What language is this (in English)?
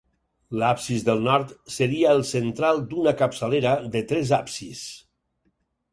Catalan